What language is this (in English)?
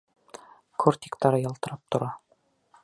Bashkir